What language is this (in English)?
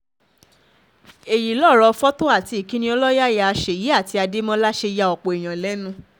Yoruba